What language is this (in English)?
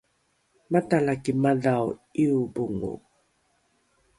Rukai